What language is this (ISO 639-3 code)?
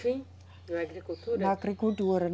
por